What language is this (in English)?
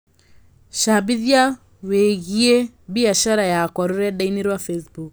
Kikuyu